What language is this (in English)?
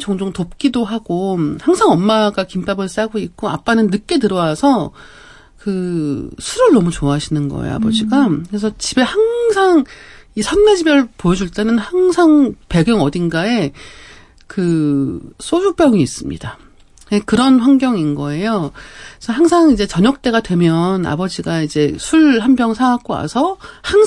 Korean